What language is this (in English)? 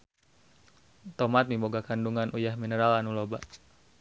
Sundanese